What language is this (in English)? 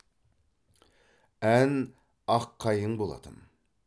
Kazakh